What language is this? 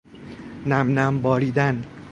Persian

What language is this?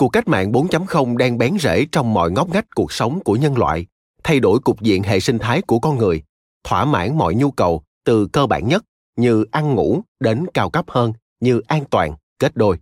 Vietnamese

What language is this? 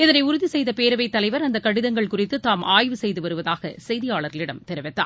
Tamil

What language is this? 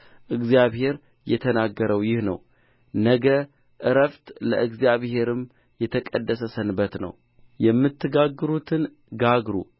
Amharic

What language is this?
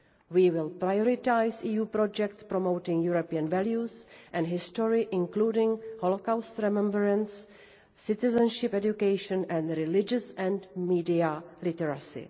English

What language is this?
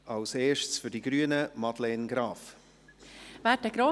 Swiss German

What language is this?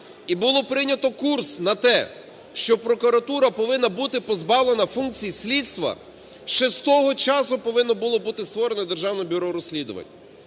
Ukrainian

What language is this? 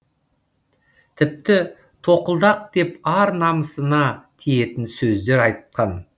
Kazakh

